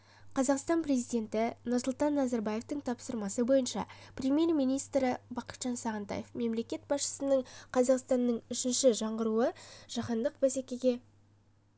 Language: Kazakh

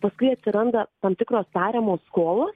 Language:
Lithuanian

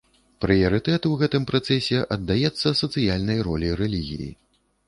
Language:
Belarusian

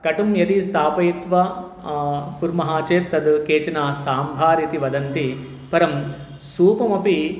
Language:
Sanskrit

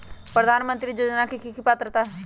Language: Magahi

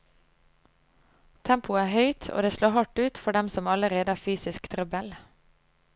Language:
Norwegian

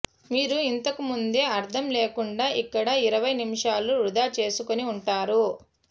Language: Telugu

